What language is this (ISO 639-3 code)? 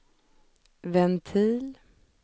swe